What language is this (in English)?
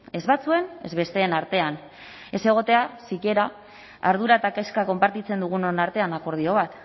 Basque